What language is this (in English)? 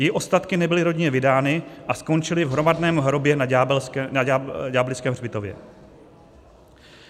Czech